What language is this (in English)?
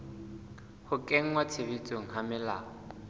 Southern Sotho